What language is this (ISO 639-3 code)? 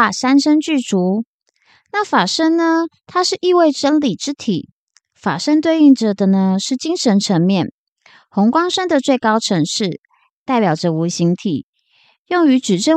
zho